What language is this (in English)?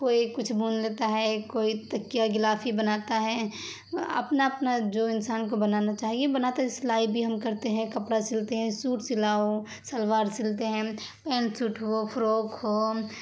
Urdu